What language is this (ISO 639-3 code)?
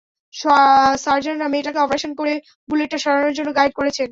ben